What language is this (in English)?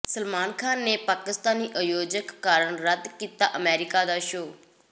Punjabi